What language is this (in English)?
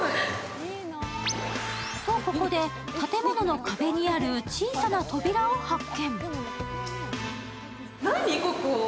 Japanese